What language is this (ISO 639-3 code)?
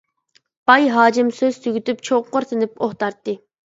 uig